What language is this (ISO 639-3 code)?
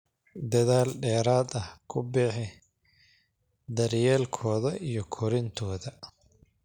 som